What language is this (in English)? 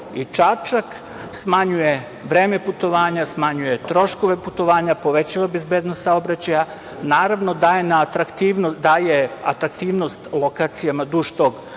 Serbian